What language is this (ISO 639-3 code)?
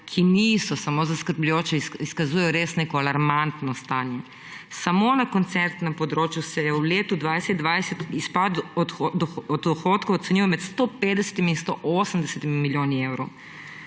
slv